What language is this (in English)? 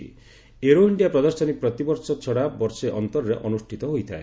Odia